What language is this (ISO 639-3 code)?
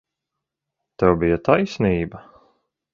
lav